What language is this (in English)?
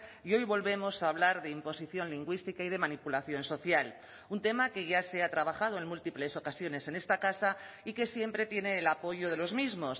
Spanish